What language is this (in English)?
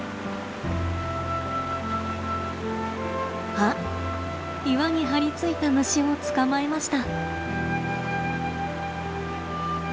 Japanese